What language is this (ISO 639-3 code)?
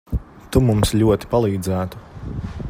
lav